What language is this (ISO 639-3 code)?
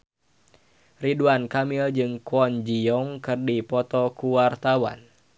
sun